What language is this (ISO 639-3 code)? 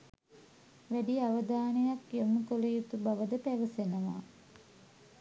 sin